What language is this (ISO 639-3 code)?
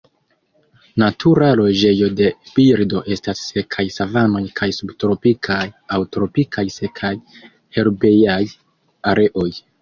epo